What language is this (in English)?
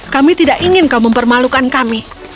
Indonesian